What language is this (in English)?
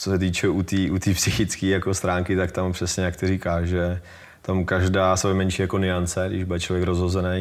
Czech